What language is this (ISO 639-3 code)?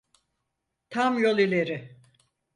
tur